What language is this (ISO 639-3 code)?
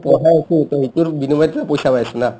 asm